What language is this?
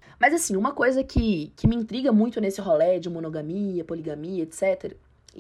Portuguese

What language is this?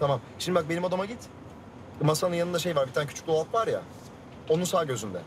Turkish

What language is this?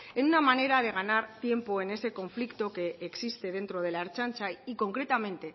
Spanish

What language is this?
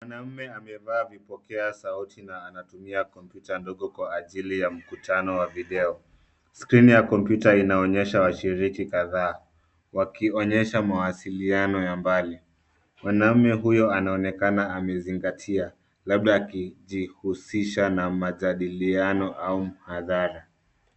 Swahili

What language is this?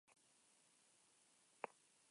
Basque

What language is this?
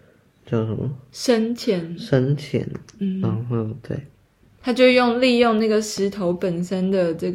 Chinese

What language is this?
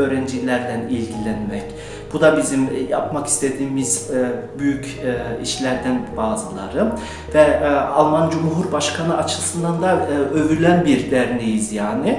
Turkish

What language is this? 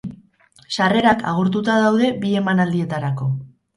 Basque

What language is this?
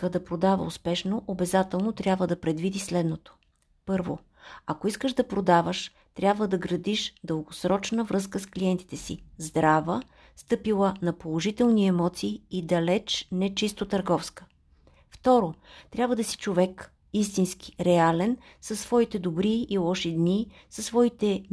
Bulgarian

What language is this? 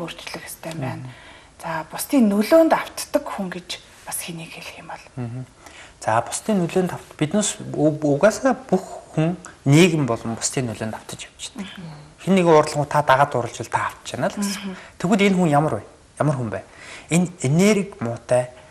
Romanian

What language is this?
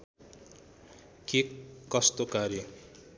Nepali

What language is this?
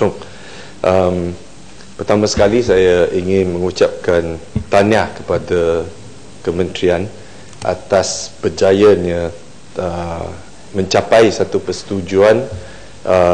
Malay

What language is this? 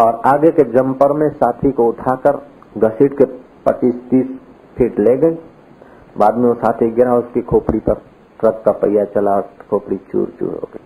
Hindi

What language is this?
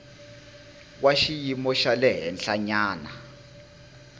Tsonga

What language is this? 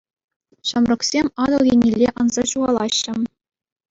Chuvash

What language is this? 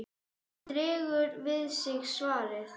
Icelandic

